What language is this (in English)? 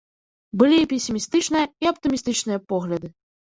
Belarusian